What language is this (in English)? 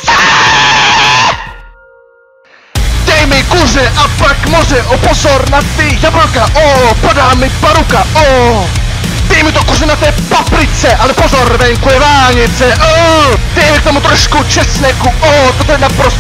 Czech